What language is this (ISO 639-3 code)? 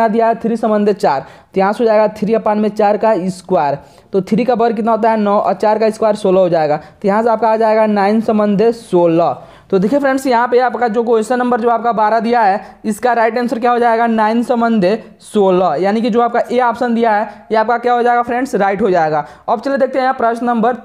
hin